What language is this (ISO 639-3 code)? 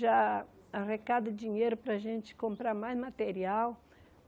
por